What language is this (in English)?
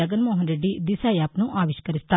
Telugu